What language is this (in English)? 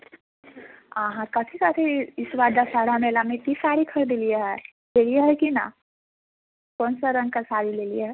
Maithili